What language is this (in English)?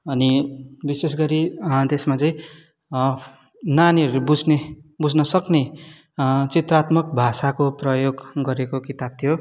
Nepali